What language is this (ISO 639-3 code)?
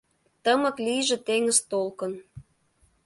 chm